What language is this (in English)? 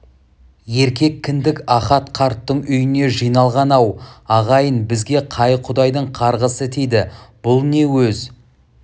Kazakh